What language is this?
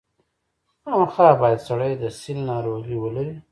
Pashto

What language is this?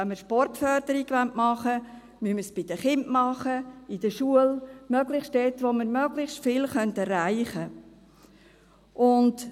Swiss German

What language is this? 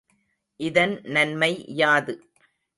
Tamil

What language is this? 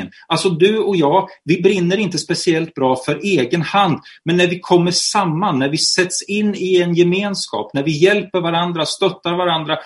Swedish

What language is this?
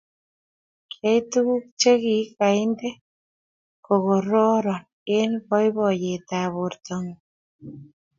Kalenjin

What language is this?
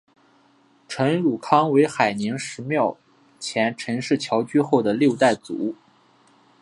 Chinese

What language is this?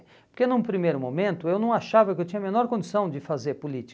Portuguese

